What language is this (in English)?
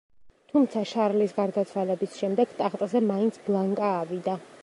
Georgian